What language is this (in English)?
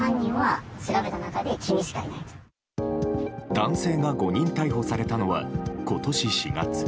Japanese